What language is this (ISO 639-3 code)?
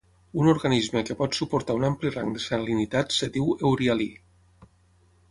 cat